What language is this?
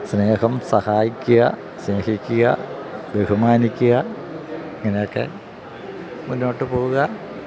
Malayalam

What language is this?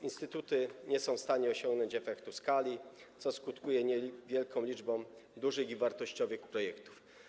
Polish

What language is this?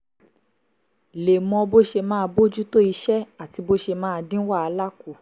Yoruba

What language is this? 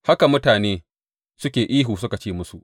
Hausa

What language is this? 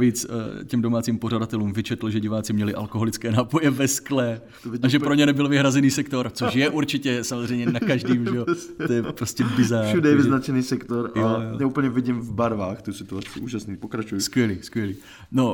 Czech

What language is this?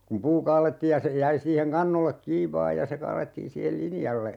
Finnish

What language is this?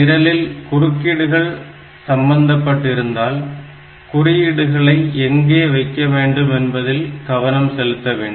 Tamil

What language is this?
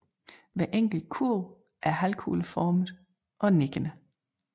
Danish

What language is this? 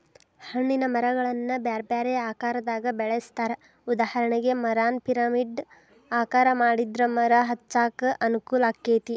Kannada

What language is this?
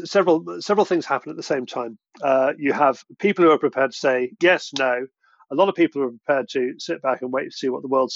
English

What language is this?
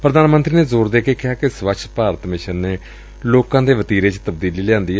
Punjabi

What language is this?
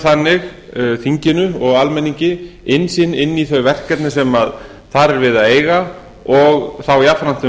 Icelandic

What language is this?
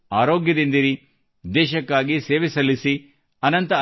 Kannada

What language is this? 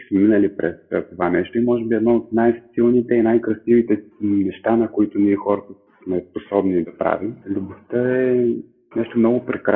Bulgarian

